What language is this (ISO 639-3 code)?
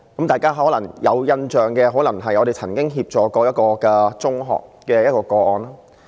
yue